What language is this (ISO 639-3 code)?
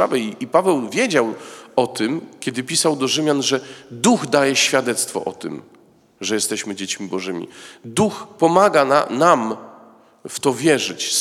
pol